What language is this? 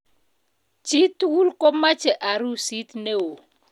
Kalenjin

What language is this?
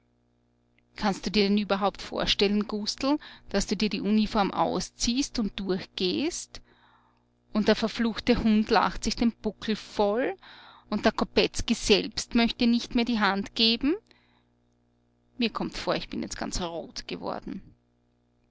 German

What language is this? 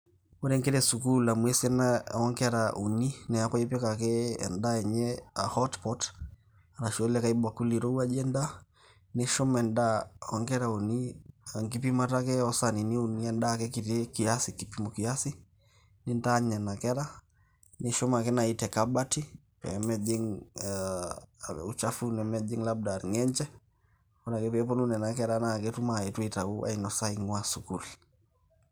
Masai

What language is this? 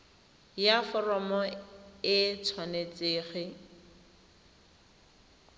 Tswana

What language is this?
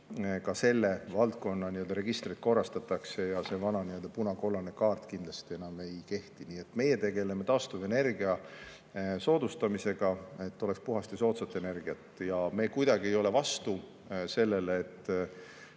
Estonian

